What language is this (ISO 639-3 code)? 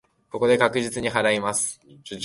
jpn